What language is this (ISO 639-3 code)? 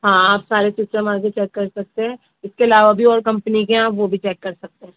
urd